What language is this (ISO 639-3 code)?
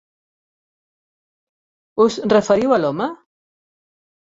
cat